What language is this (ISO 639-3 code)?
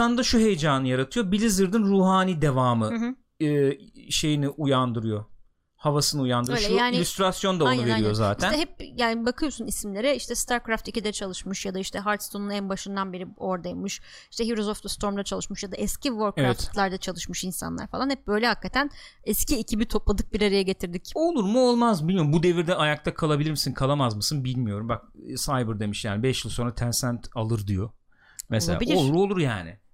tur